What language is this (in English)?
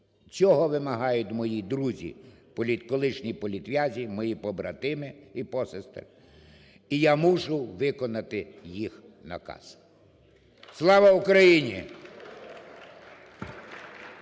Ukrainian